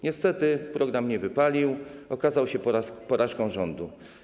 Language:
Polish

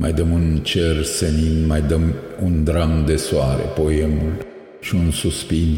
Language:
Romanian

